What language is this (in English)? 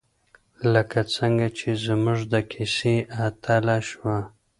Pashto